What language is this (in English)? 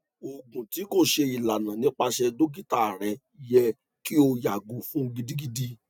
Yoruba